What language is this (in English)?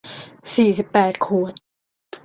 Thai